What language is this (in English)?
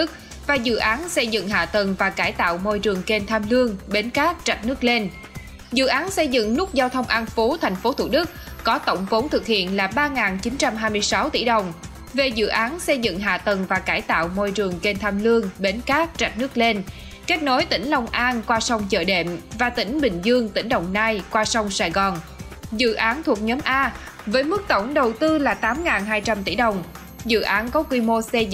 Vietnamese